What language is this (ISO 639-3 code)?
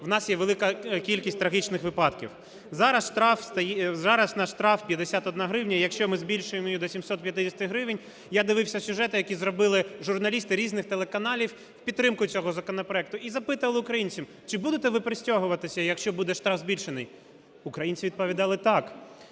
ukr